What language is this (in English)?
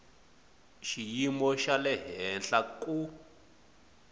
Tsonga